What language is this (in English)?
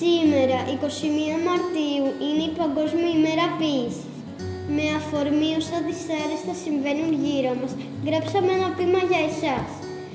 Greek